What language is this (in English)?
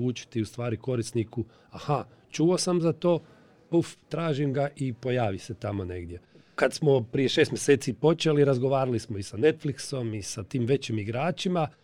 Croatian